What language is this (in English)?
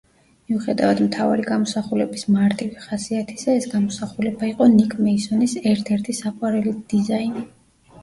Georgian